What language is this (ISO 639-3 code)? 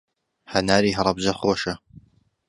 ckb